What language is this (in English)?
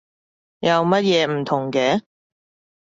Cantonese